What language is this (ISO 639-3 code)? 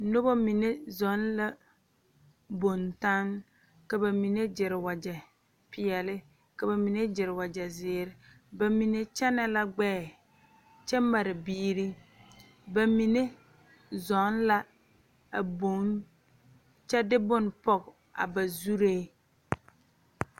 dga